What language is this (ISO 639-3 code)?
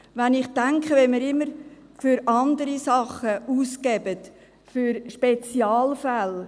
gsw